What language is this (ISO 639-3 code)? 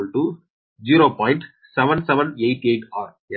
tam